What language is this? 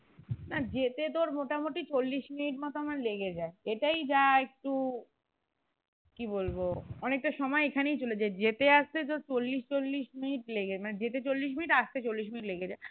Bangla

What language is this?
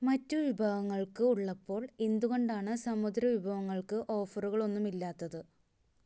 Malayalam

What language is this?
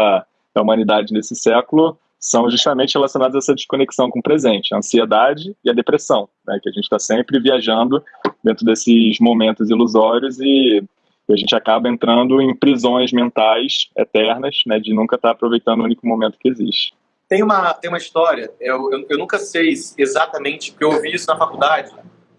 Portuguese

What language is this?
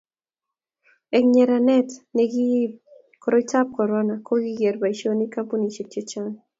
Kalenjin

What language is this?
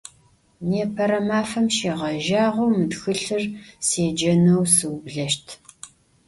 Adyghe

